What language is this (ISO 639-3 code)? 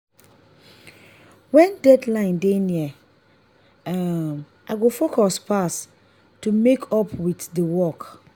pcm